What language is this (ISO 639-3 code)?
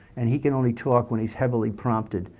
eng